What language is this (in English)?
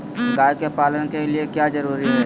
Magahi